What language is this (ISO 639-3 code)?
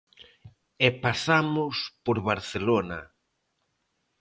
glg